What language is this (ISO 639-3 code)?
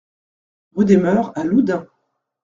fra